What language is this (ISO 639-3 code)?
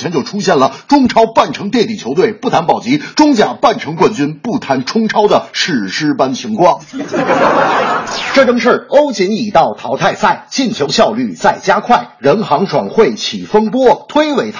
zho